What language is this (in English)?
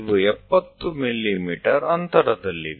Gujarati